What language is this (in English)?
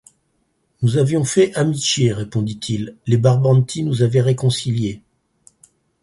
French